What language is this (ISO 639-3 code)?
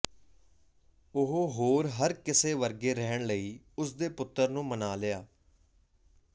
pan